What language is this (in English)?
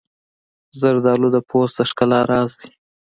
Pashto